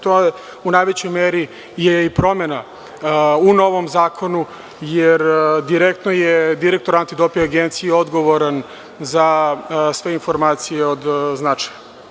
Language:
Serbian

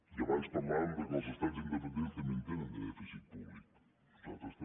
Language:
Catalan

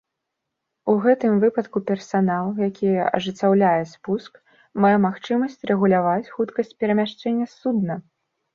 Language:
Belarusian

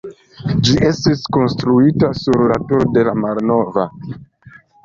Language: Esperanto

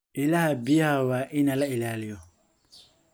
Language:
Somali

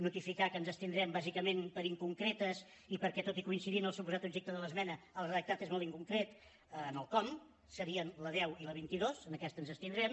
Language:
Catalan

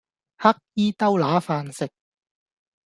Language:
Cantonese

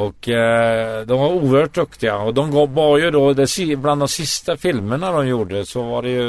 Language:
Swedish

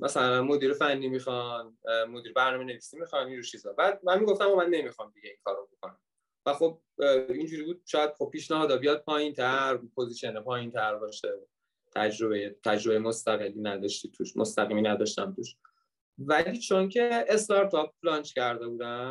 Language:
Persian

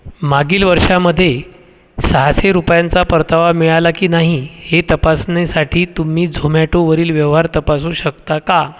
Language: Marathi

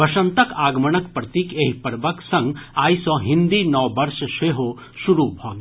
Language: Maithili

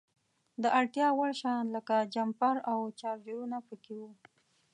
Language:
Pashto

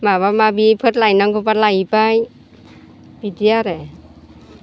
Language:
Bodo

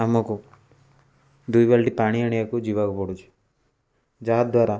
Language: Odia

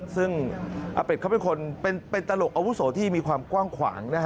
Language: Thai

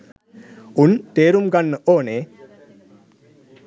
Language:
Sinhala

